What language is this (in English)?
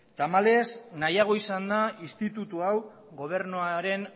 Basque